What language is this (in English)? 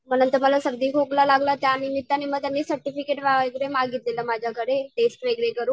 Marathi